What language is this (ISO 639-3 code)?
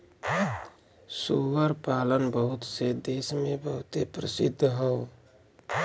bho